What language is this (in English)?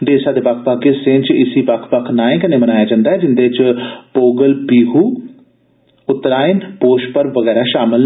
Dogri